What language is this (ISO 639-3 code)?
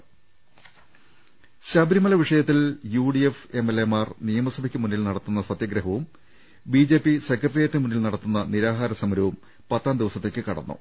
mal